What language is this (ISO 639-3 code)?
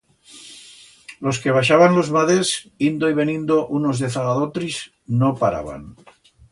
arg